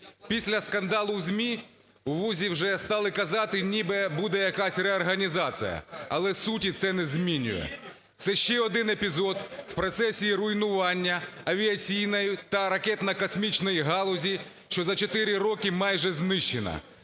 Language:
Ukrainian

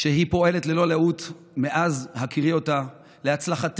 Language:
Hebrew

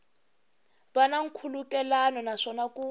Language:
Tsonga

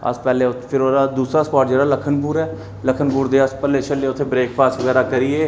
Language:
Dogri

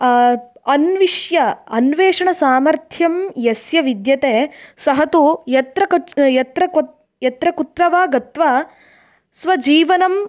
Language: Sanskrit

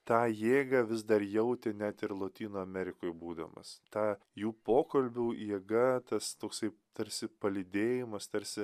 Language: Lithuanian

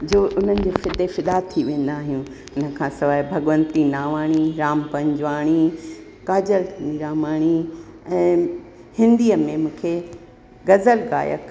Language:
Sindhi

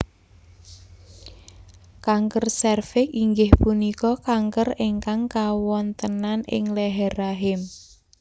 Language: Javanese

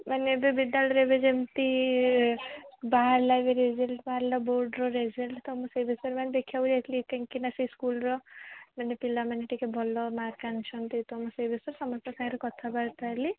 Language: Odia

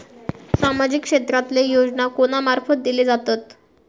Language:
Marathi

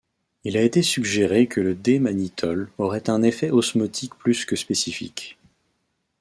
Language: French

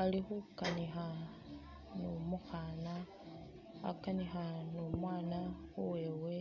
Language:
Masaaba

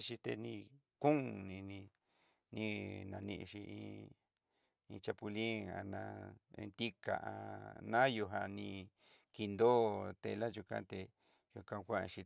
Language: Southeastern Nochixtlán Mixtec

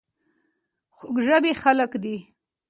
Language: Pashto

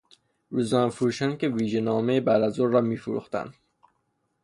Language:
Persian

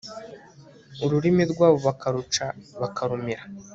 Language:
Kinyarwanda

